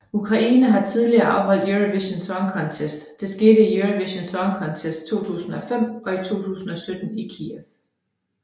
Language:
Danish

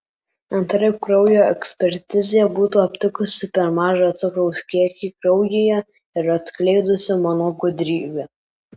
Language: Lithuanian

